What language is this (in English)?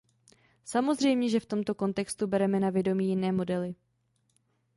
Czech